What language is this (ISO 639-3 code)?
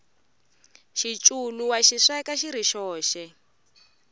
tso